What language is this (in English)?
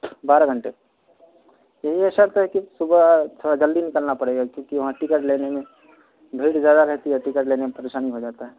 Urdu